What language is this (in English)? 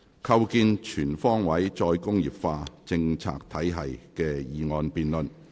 Cantonese